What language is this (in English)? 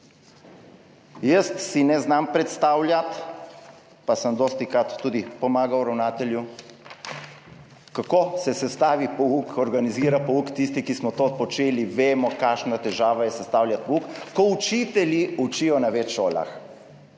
Slovenian